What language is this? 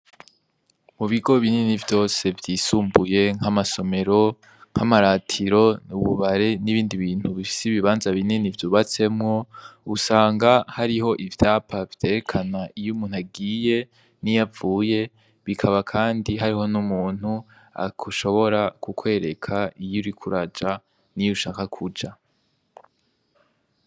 Rundi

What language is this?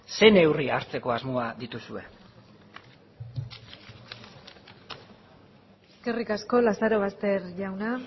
Basque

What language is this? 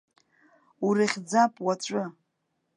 Abkhazian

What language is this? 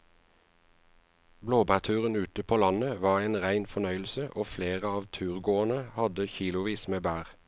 Norwegian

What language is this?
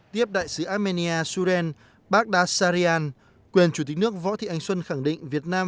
Vietnamese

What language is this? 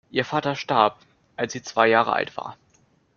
German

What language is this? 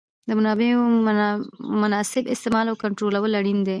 Pashto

